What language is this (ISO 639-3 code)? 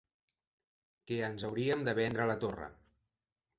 cat